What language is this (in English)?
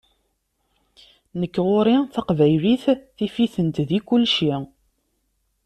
Kabyle